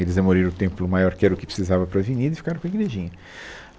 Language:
Portuguese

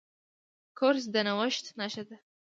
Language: Pashto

